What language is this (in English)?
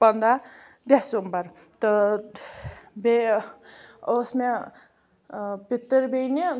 Kashmiri